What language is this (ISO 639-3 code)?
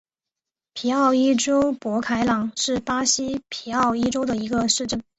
zho